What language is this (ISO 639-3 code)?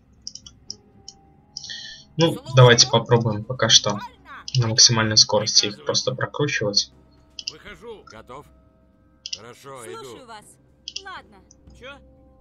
rus